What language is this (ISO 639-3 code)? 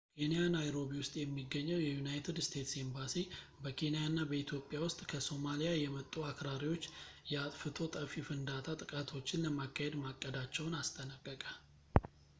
amh